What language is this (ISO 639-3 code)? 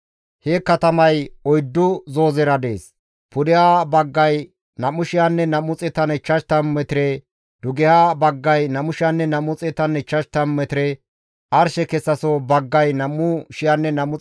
gmv